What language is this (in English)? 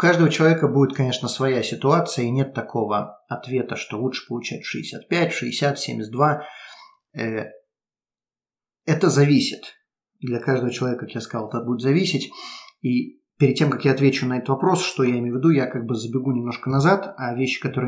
Russian